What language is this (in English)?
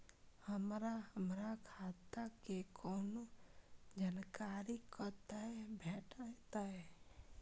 Maithili